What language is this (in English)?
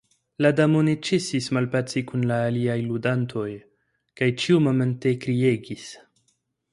Esperanto